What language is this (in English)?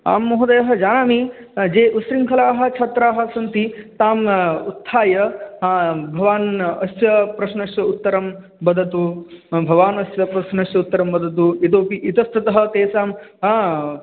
Sanskrit